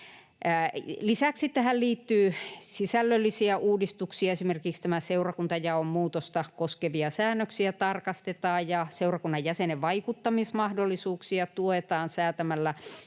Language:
Finnish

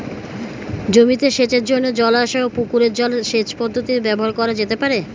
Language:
Bangla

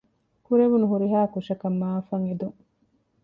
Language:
Divehi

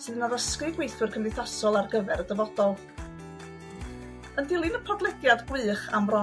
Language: Welsh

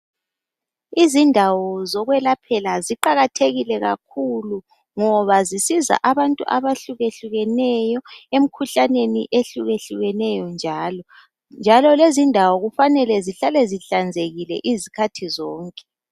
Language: North Ndebele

